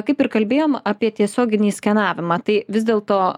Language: Lithuanian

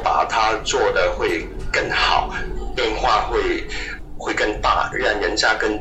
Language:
Chinese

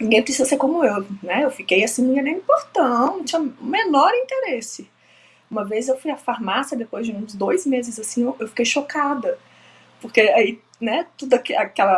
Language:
Portuguese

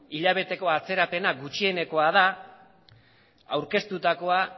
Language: Basque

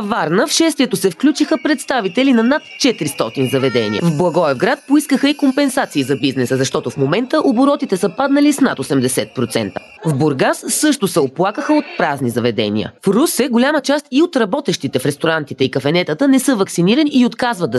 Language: Bulgarian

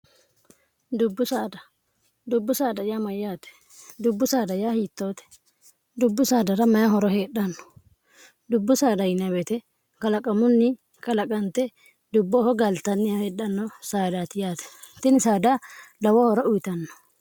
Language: Sidamo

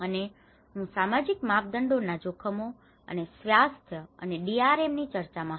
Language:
Gujarati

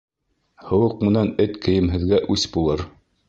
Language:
Bashkir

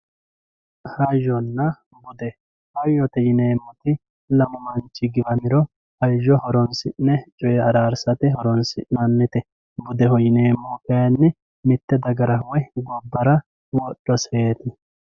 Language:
Sidamo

